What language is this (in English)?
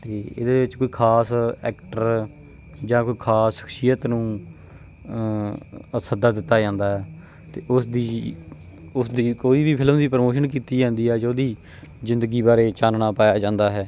Punjabi